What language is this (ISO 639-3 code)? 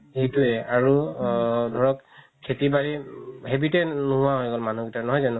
asm